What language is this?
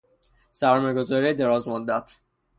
Persian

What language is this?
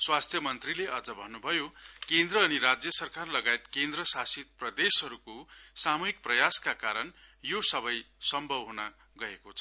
Nepali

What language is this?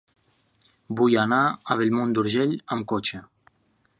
Catalan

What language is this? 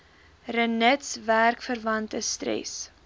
Afrikaans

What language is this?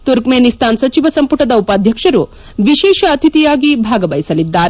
Kannada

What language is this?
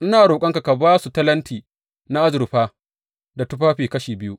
Hausa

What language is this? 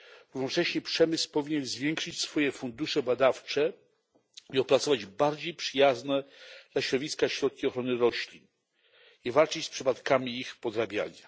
Polish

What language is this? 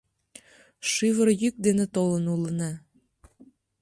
Mari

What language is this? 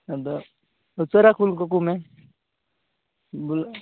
Santali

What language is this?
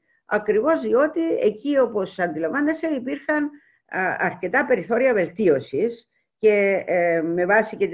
Greek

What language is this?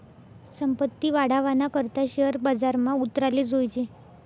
Marathi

